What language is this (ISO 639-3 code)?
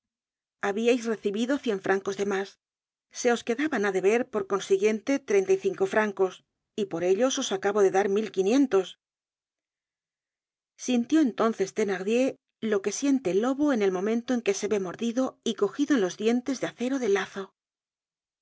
spa